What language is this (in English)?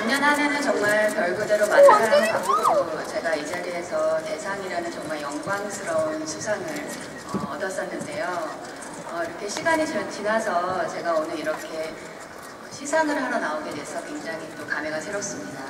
Korean